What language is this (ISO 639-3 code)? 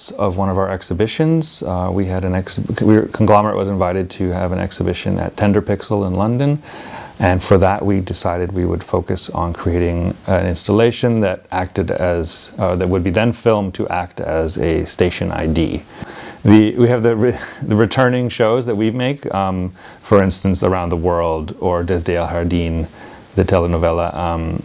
eng